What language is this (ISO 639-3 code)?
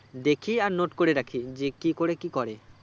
ben